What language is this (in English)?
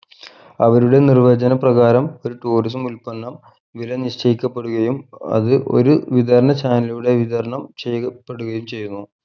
Malayalam